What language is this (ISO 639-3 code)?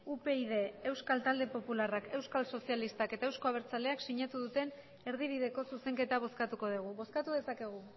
eus